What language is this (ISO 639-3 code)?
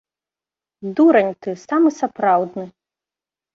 bel